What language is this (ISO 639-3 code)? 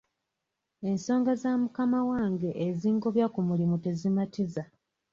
lug